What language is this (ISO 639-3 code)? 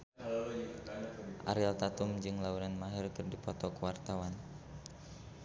sun